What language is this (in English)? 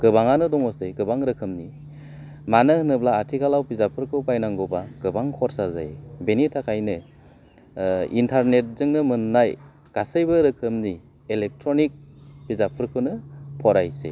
Bodo